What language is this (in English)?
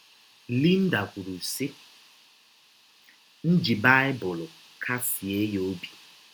Igbo